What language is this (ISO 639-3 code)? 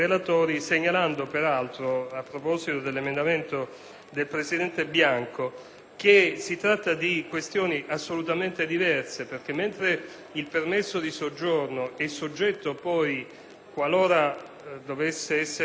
ita